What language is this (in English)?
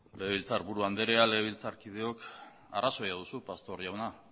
Basque